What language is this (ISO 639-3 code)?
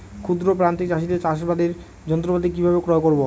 ben